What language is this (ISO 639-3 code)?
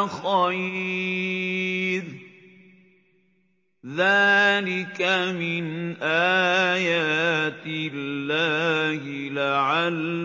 ara